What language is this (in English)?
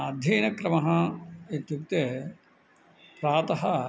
Sanskrit